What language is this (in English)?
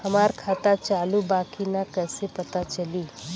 Bhojpuri